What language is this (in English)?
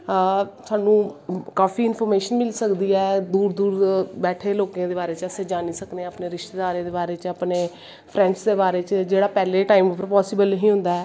Dogri